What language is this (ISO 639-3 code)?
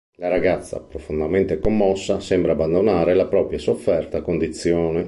ita